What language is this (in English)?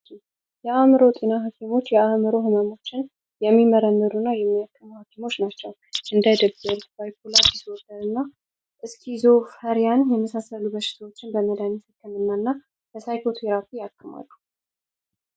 Amharic